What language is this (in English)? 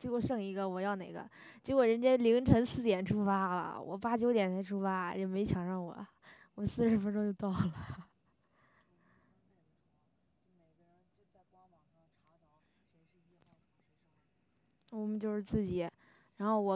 Chinese